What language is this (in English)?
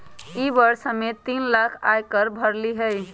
Magahi